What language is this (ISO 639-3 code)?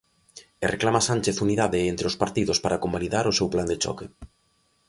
glg